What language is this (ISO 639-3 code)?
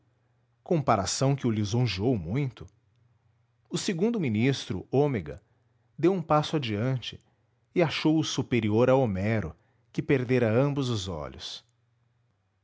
por